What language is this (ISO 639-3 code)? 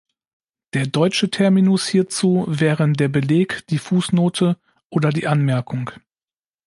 deu